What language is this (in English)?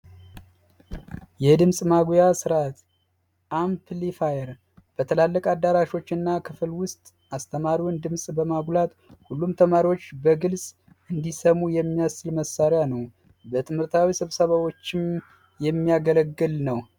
Amharic